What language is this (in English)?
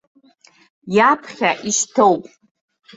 Abkhazian